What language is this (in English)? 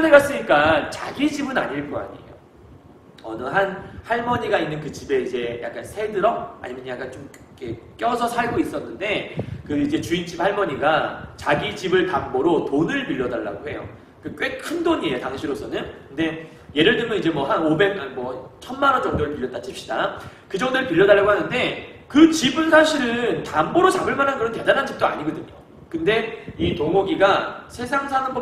Korean